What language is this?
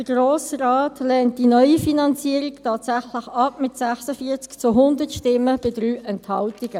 Swiss German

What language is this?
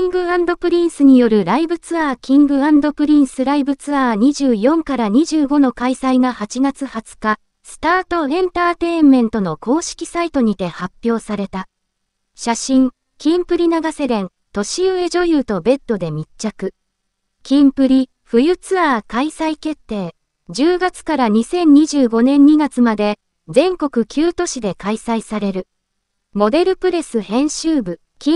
Japanese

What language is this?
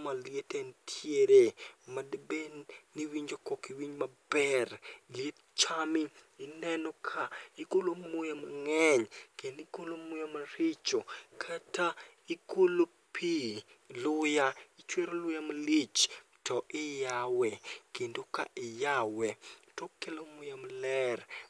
Luo (Kenya and Tanzania)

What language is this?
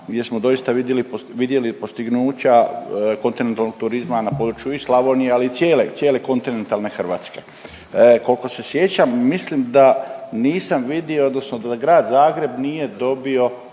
Croatian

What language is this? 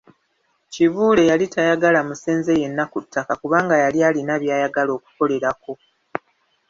Ganda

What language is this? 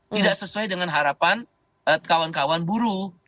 Indonesian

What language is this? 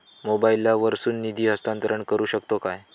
Marathi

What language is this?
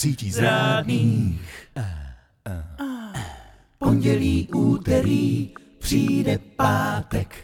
Czech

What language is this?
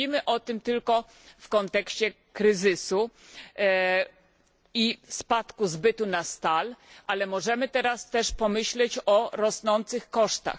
Polish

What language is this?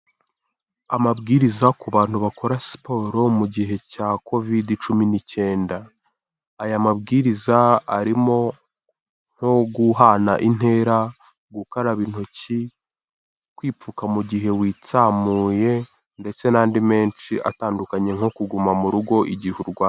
Kinyarwanda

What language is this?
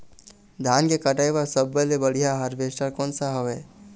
Chhattisgarhi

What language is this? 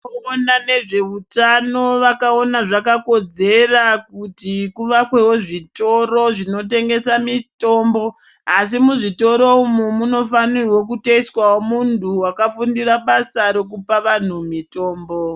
Ndau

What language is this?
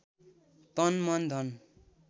Nepali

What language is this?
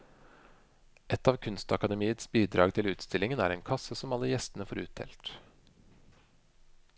Norwegian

